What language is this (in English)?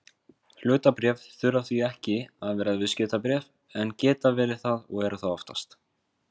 Icelandic